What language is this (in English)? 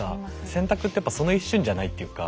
Japanese